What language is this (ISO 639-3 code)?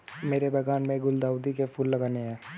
hin